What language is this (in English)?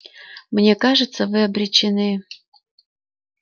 Russian